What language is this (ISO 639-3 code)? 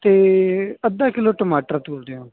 pan